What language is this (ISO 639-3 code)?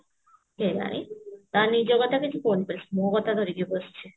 ori